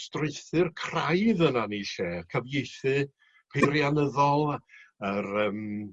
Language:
Welsh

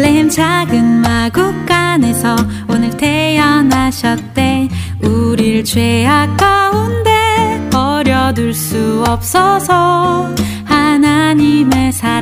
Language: Korean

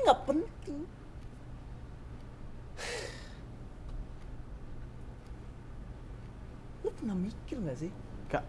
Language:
Indonesian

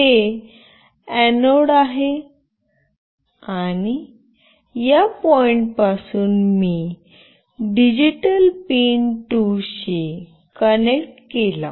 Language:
Marathi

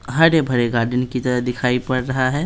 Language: Hindi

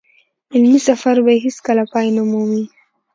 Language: Pashto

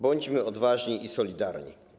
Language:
Polish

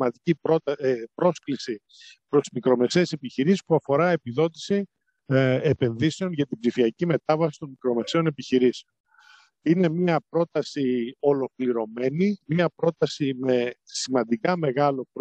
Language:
Greek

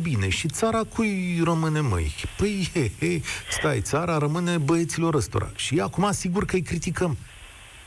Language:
Romanian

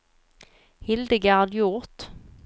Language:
Swedish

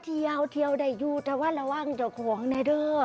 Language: Thai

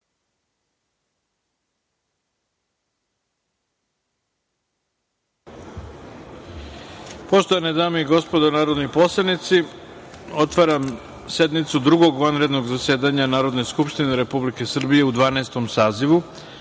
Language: Serbian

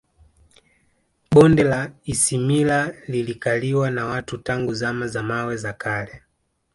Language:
Swahili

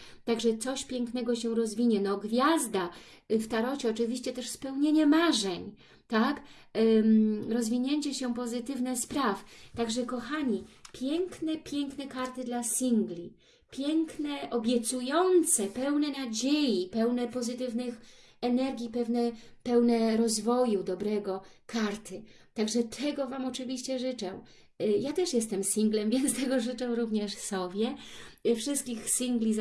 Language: Polish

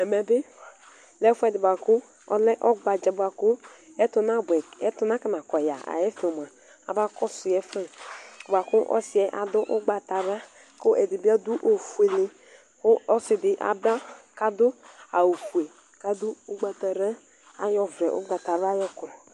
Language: Ikposo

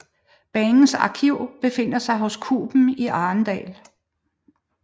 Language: Danish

